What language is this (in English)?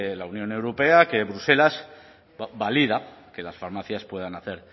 Spanish